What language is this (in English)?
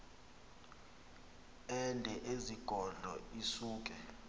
Xhosa